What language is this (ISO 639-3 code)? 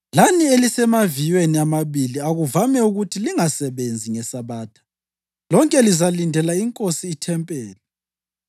nde